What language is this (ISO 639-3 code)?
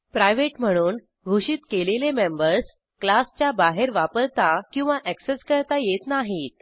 mar